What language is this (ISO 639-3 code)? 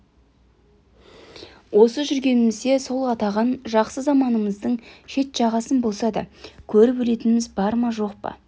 kaz